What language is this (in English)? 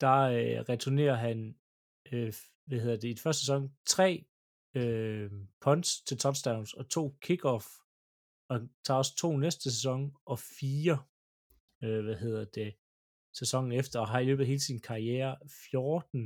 Danish